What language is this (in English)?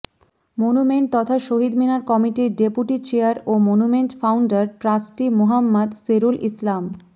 Bangla